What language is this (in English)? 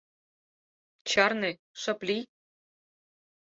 Mari